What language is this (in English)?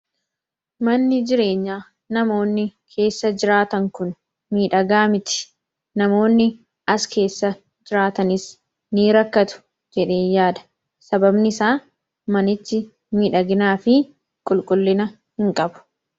Oromo